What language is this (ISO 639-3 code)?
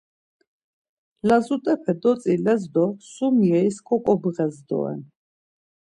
lzz